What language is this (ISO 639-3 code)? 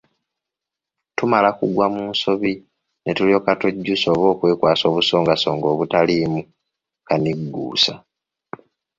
lug